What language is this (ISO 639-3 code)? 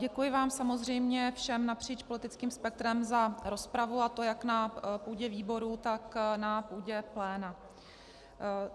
ces